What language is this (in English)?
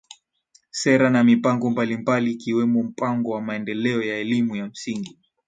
Swahili